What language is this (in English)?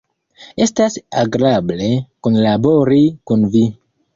Esperanto